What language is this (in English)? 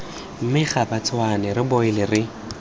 Tswana